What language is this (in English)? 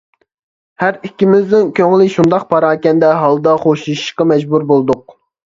Uyghur